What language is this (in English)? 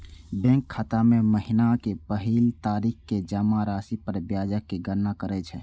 Maithili